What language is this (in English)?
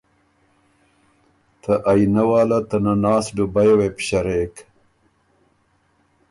Ormuri